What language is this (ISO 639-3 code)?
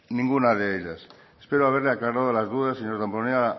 spa